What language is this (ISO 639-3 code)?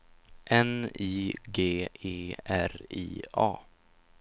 swe